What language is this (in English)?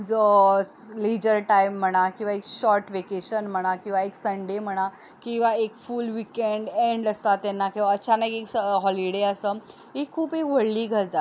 Konkani